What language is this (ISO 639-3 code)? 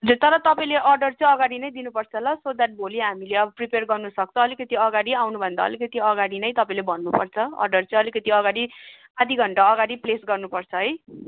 nep